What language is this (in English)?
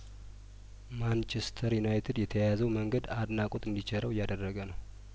Amharic